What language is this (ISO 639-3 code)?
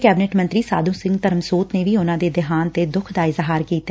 pan